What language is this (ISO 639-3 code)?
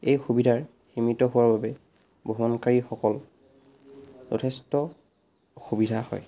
asm